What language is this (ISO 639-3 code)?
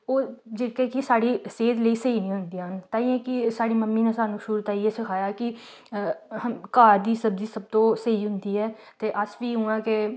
doi